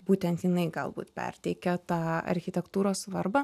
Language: Lithuanian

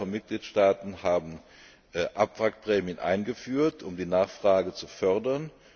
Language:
German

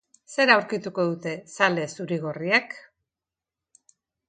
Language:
Basque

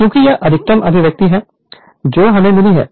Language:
Hindi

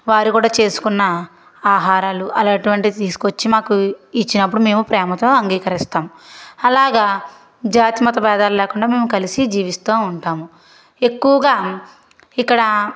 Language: Telugu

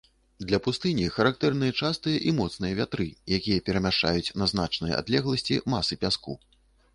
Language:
Belarusian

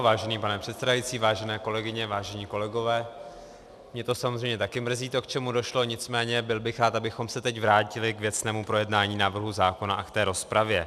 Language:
Czech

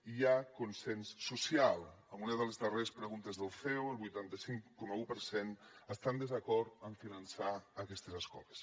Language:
Catalan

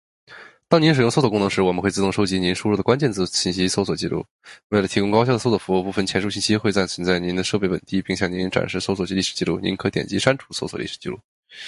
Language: Chinese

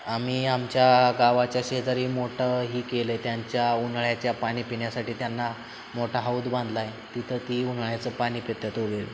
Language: Marathi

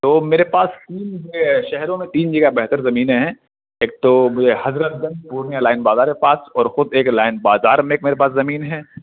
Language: Urdu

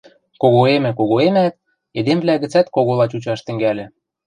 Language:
Western Mari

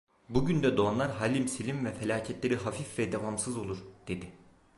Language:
Turkish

